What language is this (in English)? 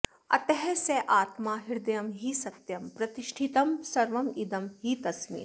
Sanskrit